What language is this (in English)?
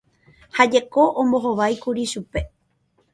Guarani